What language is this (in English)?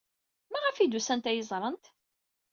Kabyle